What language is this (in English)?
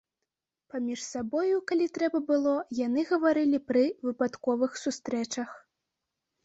Belarusian